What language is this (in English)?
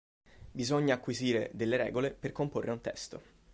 Italian